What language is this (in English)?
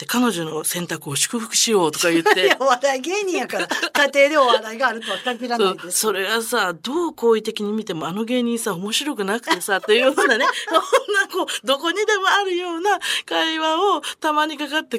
Japanese